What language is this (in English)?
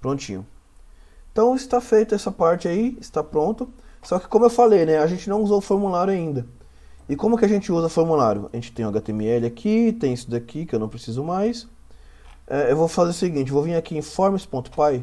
Portuguese